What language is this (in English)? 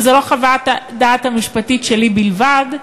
Hebrew